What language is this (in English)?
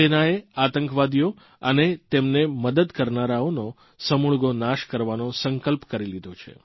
Gujarati